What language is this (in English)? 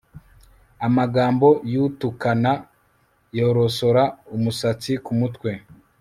Kinyarwanda